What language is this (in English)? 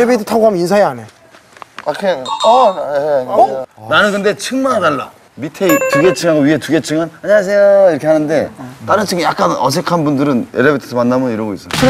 Korean